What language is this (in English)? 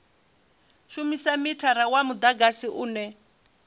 Venda